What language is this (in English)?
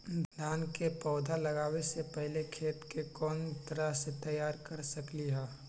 Magahi